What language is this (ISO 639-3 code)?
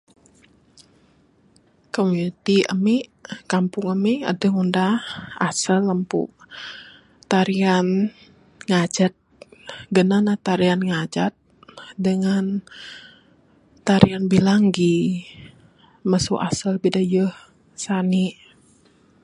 sdo